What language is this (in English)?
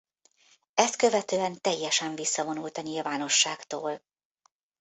Hungarian